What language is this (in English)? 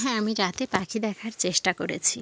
Bangla